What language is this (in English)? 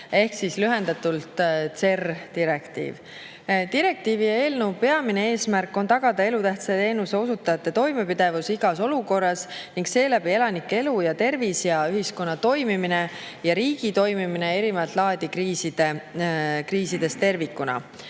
Estonian